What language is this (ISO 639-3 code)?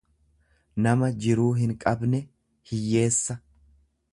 orm